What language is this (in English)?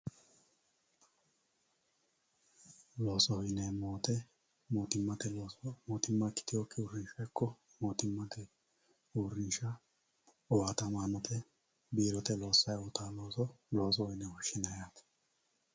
Sidamo